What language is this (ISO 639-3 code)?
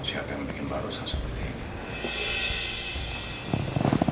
ind